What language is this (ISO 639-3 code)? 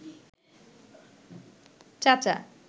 ben